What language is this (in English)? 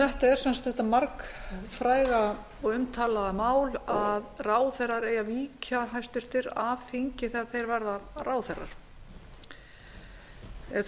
Icelandic